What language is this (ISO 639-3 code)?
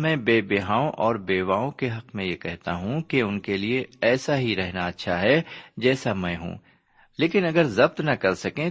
urd